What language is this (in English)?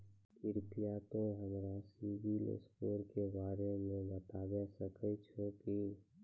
Maithili